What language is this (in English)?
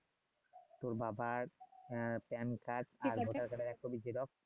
Bangla